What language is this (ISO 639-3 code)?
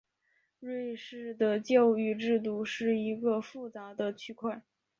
zho